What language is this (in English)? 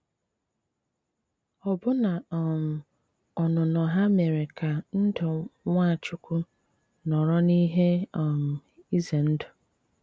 Igbo